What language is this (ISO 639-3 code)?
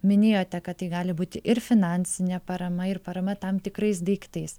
lit